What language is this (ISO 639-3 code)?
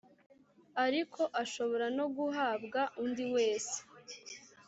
kin